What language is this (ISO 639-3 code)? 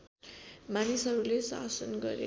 nep